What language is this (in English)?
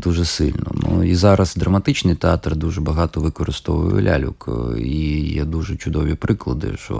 Ukrainian